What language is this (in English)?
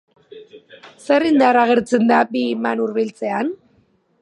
Basque